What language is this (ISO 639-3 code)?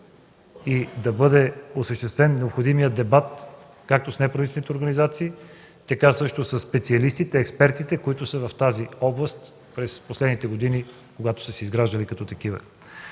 bul